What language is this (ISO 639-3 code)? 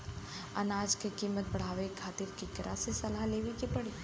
bho